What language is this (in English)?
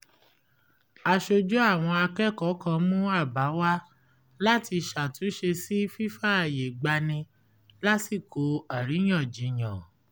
Yoruba